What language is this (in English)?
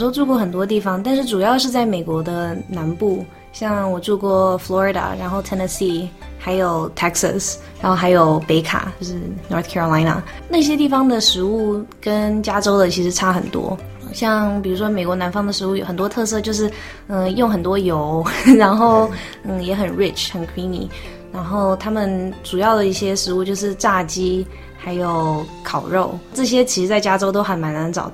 Chinese